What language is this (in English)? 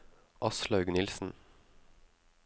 Norwegian